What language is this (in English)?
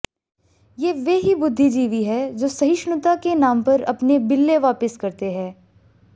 Hindi